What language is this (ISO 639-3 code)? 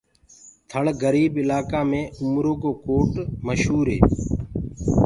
ggg